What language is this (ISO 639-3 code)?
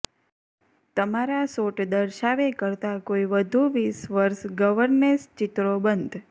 guj